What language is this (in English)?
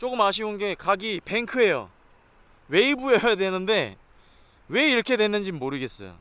Korean